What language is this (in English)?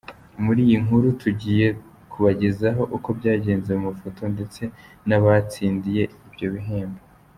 Kinyarwanda